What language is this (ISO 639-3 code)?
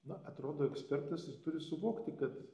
lit